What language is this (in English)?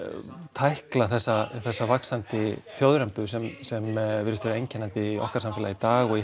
Icelandic